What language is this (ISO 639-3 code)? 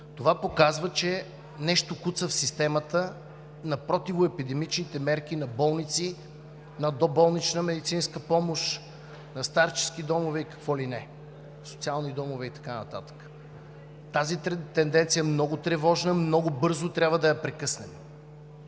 bul